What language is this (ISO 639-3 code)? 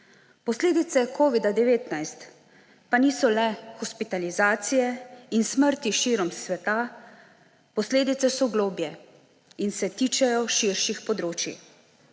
slv